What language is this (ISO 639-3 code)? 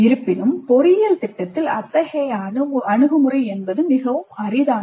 tam